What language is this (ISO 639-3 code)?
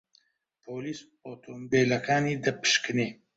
ckb